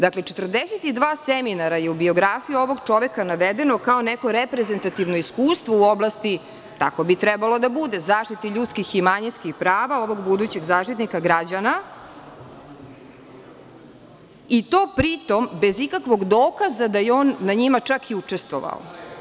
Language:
Serbian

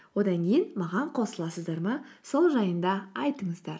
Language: Kazakh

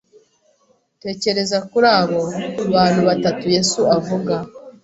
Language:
Kinyarwanda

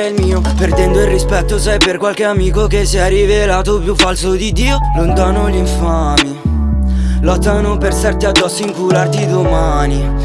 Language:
Italian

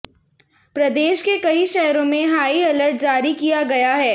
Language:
Hindi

